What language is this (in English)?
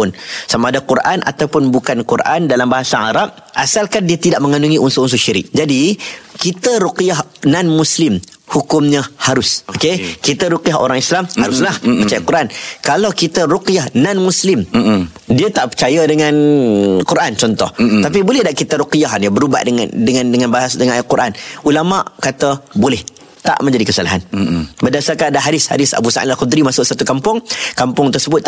Malay